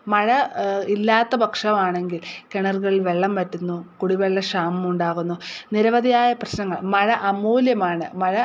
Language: Malayalam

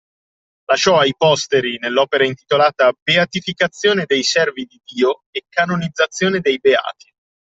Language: Italian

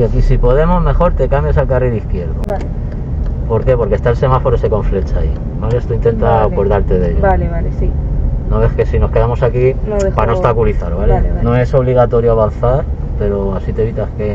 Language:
Spanish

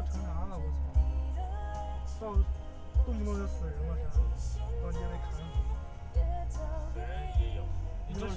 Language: Chinese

